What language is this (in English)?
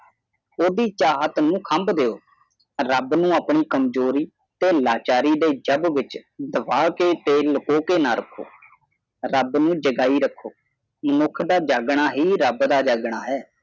Punjabi